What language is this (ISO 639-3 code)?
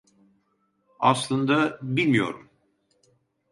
tur